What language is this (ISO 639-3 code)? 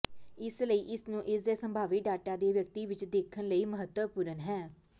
pan